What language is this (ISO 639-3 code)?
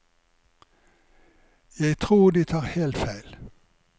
nor